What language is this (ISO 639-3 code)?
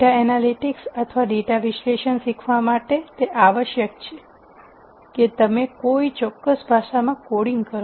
guj